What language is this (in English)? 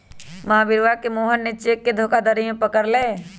Magahi